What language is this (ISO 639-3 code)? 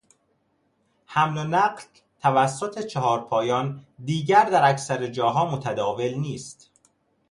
fas